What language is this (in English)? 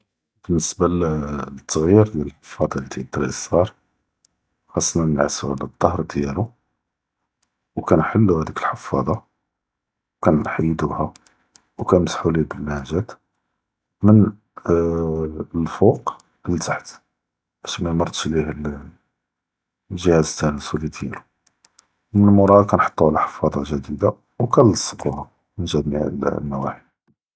Judeo-Arabic